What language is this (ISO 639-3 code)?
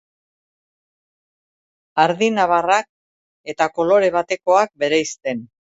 eus